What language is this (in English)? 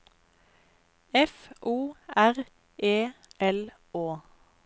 Norwegian